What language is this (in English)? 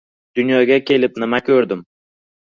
Uzbek